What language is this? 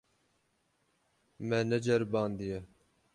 Kurdish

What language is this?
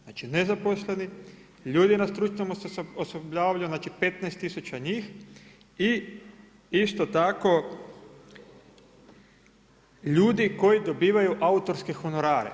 Croatian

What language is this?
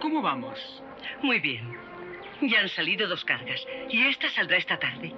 Spanish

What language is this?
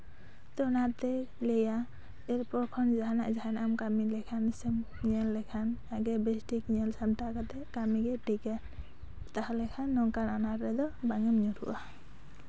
Santali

